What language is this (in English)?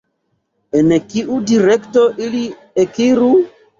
Esperanto